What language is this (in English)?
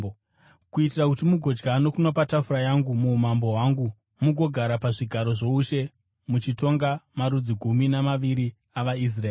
Shona